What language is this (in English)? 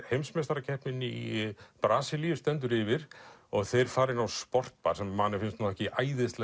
Icelandic